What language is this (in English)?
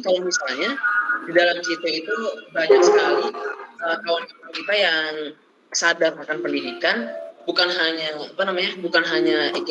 Indonesian